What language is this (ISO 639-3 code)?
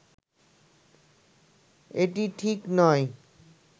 ben